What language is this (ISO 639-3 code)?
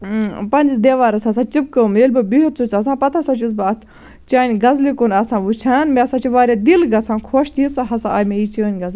kas